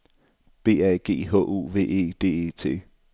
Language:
Danish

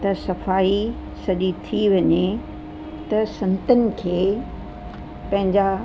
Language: Sindhi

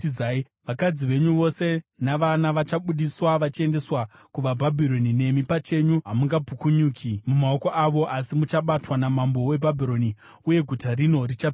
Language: Shona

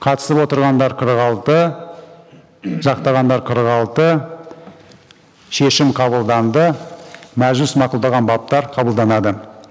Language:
Kazakh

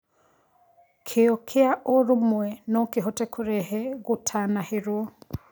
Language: Kikuyu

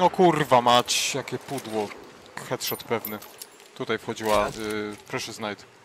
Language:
Polish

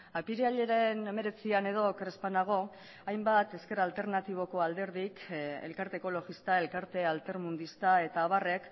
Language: Basque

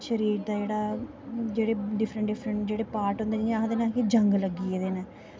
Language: Dogri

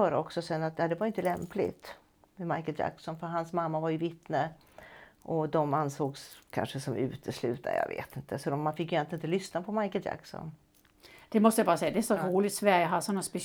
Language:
Swedish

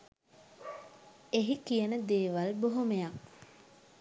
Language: Sinhala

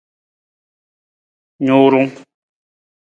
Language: Nawdm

